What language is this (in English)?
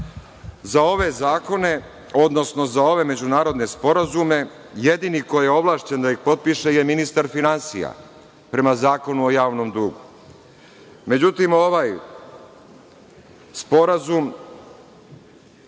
Serbian